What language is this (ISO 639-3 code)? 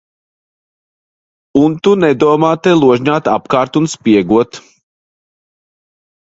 lav